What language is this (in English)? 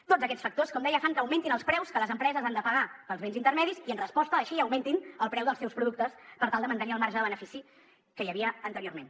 Catalan